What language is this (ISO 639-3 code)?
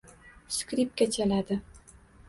uzb